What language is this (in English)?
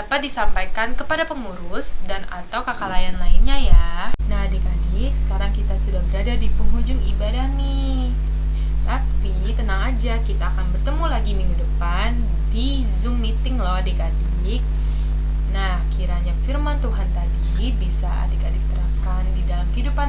Indonesian